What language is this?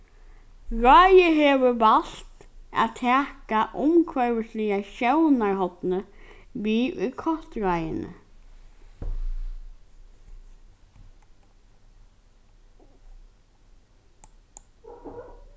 Faroese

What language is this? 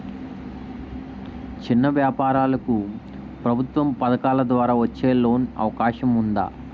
Telugu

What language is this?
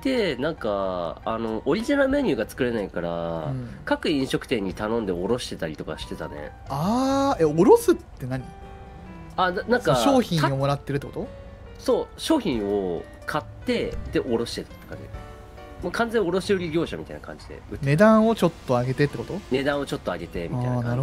Japanese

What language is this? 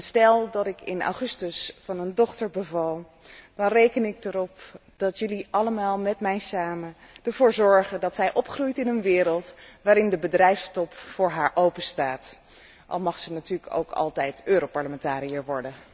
Dutch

